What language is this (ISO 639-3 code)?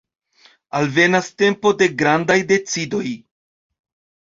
epo